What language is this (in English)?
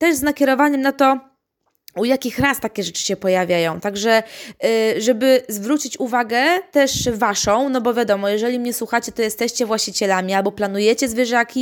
Polish